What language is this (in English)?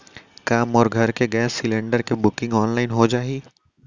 Chhattisgarhi